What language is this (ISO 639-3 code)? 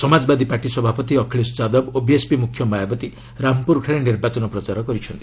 ori